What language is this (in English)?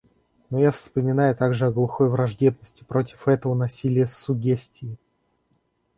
Russian